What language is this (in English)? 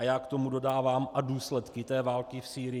Czech